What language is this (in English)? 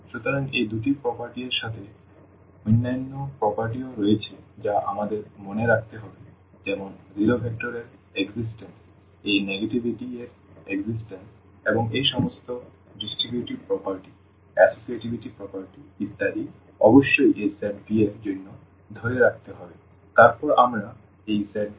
Bangla